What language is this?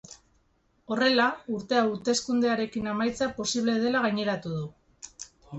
Basque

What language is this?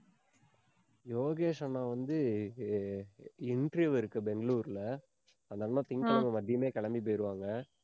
Tamil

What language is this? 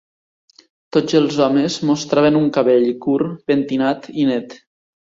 Catalan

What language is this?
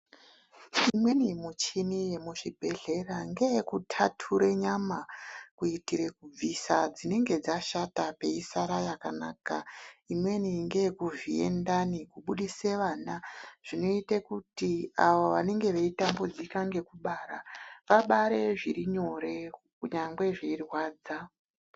Ndau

